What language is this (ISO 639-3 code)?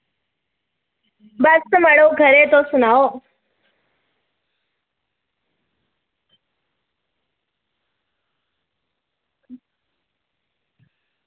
doi